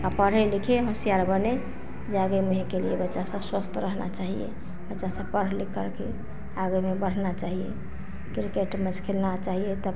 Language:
Hindi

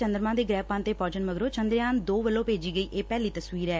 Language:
Punjabi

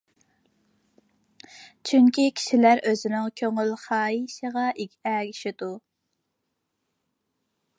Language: Uyghur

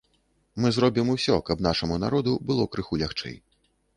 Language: Belarusian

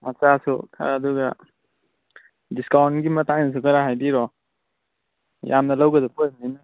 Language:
Manipuri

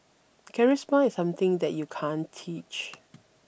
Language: English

